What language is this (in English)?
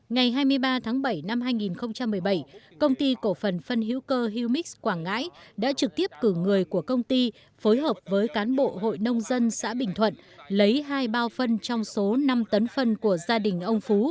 Vietnamese